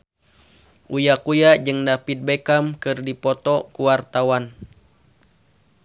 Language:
Sundanese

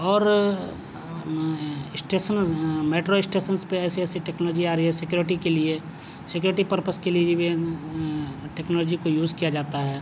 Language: Urdu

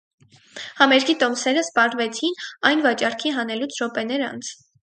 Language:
Armenian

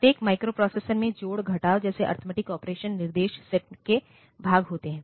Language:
Hindi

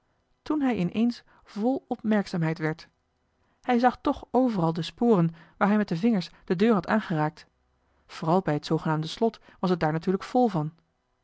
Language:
Dutch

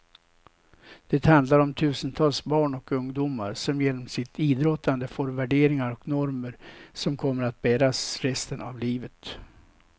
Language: Swedish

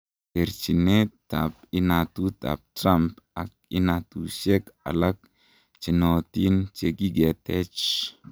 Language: Kalenjin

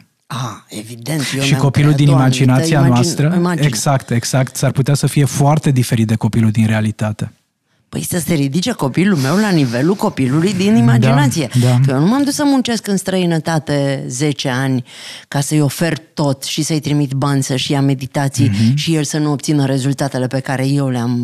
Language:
Romanian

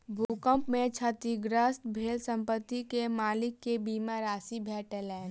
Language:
Maithili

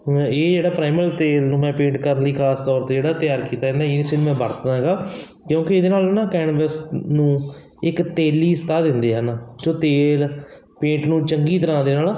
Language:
Punjabi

